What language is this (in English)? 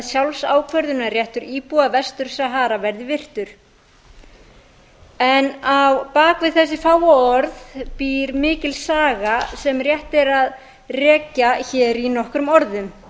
Icelandic